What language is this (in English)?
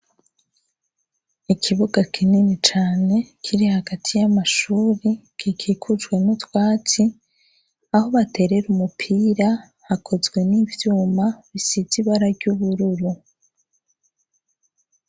Rundi